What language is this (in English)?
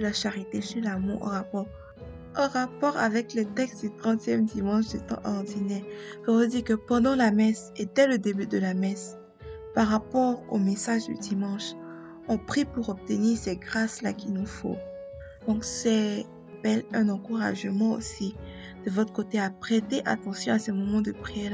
French